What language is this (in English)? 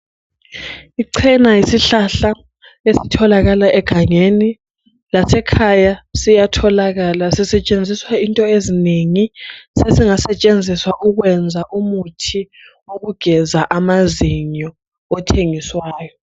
North Ndebele